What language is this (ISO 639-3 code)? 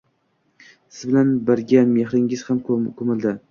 uzb